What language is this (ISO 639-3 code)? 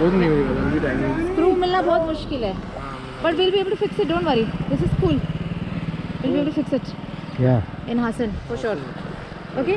kan